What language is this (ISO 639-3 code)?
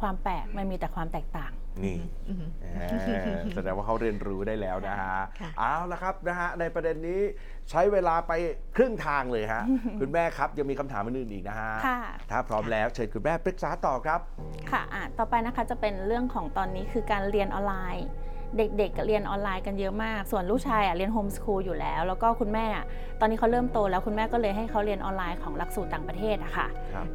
tha